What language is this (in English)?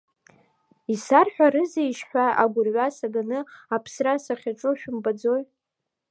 Abkhazian